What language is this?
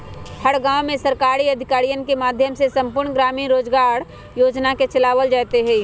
Magahi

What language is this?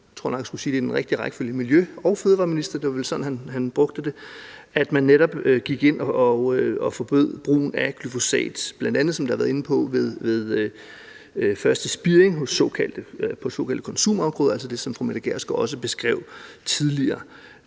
Danish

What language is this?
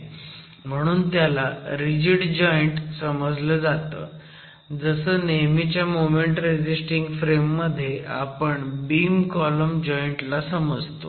Marathi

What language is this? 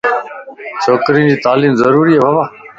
Lasi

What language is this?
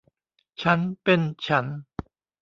Thai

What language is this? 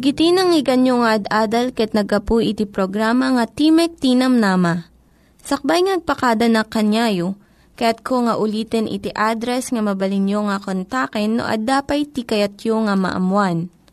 Filipino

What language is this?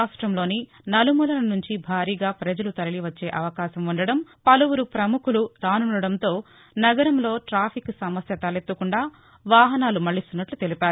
Telugu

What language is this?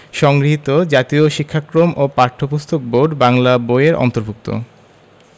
Bangla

